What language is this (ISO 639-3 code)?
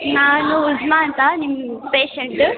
kan